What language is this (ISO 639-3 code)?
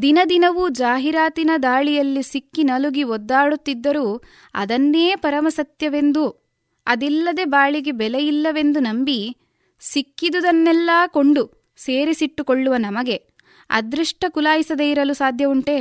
kan